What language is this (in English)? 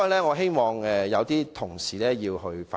Cantonese